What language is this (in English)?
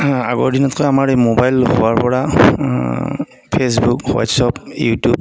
Assamese